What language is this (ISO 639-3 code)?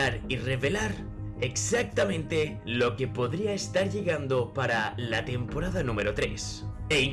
spa